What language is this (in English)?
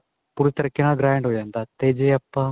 Punjabi